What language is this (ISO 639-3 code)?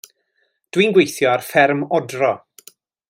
cym